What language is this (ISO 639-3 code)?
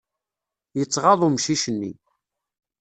kab